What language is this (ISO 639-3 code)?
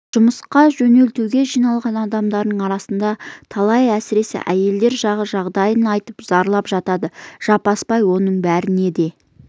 kaz